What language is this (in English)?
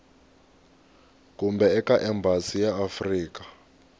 Tsonga